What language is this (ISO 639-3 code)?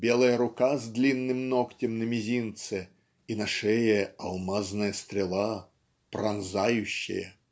rus